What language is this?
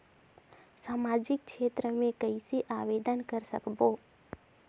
Chhattisgarhi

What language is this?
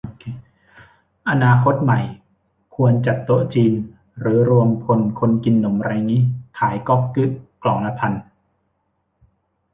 Thai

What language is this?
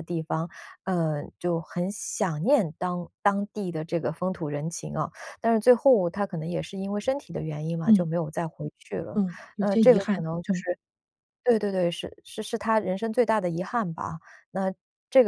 Chinese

